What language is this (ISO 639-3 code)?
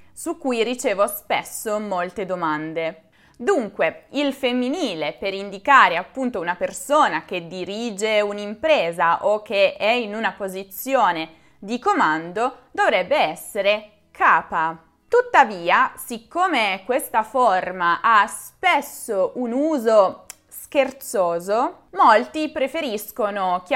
ita